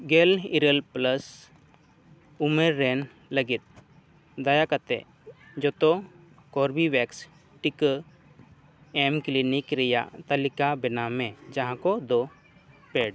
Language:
Santali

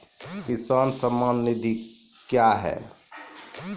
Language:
Maithili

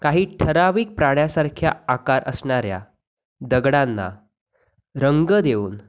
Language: Marathi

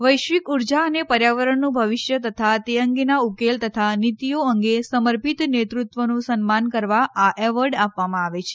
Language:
Gujarati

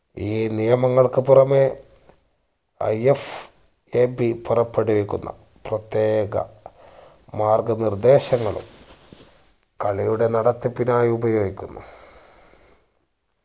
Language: Malayalam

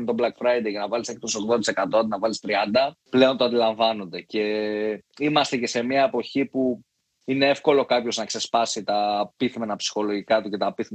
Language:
Greek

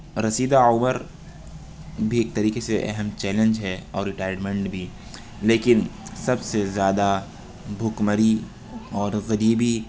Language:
Urdu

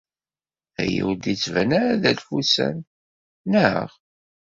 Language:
Kabyle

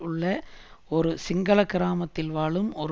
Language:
Tamil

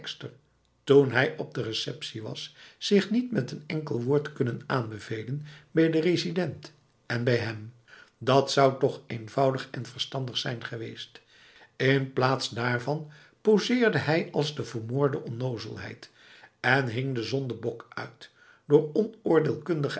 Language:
Dutch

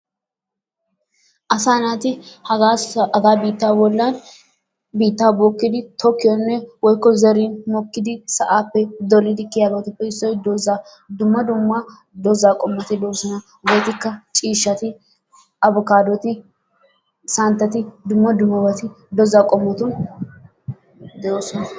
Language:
Wolaytta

